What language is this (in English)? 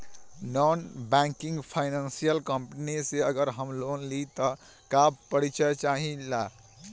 Bhojpuri